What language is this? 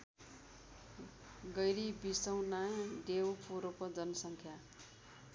Nepali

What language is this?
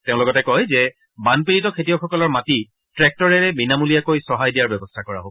Assamese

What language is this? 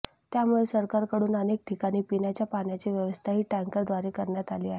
Marathi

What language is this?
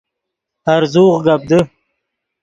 Yidgha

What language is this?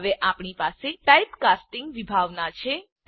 Gujarati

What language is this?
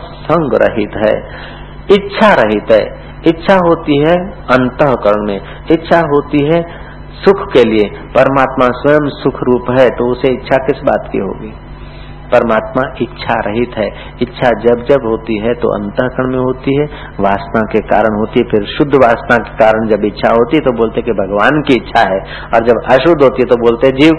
Hindi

